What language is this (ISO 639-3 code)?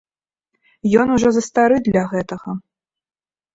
bel